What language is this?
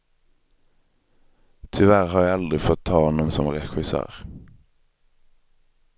Swedish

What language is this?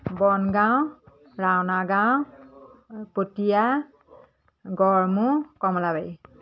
Assamese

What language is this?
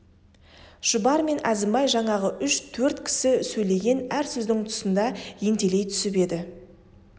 Kazakh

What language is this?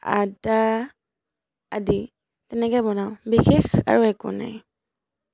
Assamese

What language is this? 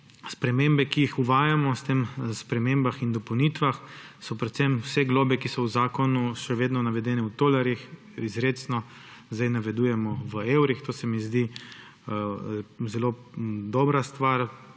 Slovenian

